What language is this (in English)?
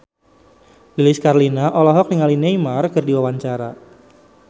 Sundanese